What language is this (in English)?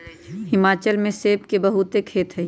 Magahi